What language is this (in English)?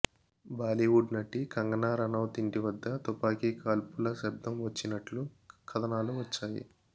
Telugu